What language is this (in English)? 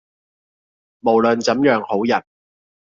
Cantonese